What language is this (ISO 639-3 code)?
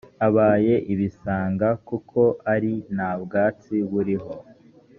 kin